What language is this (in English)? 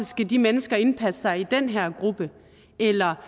Danish